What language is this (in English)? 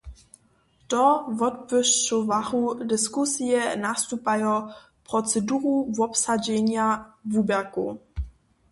Upper Sorbian